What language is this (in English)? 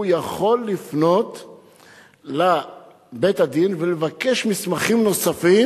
Hebrew